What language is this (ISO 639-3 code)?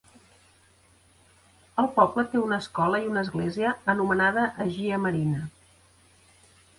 cat